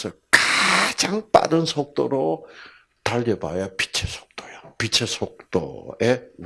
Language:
Korean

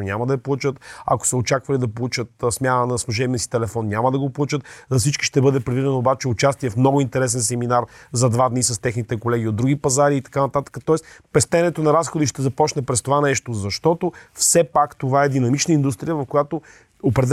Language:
Bulgarian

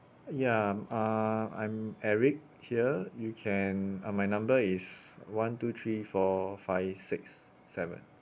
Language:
English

